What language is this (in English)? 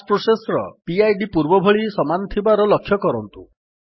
Odia